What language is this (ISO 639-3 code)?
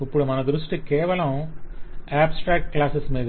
tel